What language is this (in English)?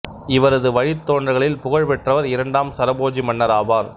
Tamil